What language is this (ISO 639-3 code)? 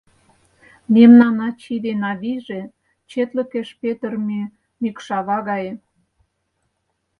chm